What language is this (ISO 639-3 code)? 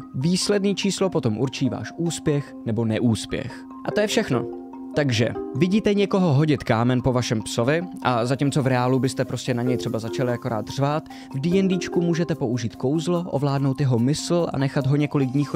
ces